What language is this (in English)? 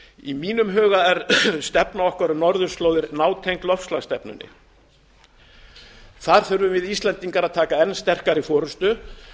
Icelandic